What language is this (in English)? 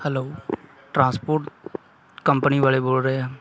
Punjabi